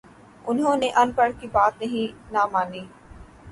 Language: Urdu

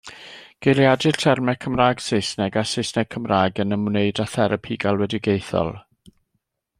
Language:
Welsh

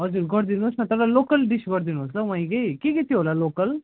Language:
Nepali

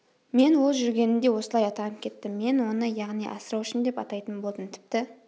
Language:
Kazakh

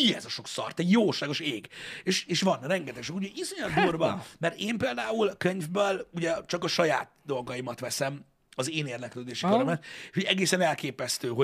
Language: Hungarian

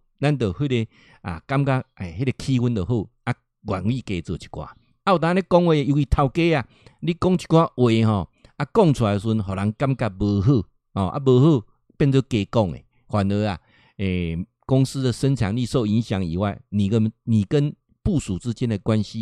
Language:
Chinese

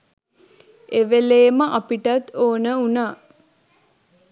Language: Sinhala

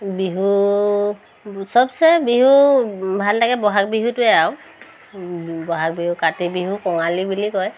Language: Assamese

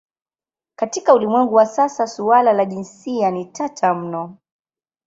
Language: Swahili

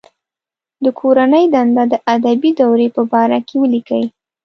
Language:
Pashto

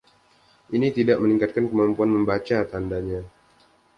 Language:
Indonesian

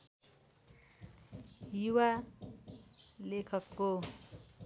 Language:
Nepali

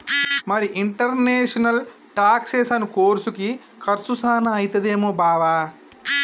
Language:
Telugu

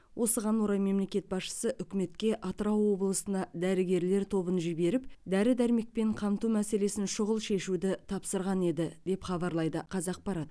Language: Kazakh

